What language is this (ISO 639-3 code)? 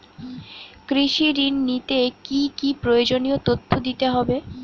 ben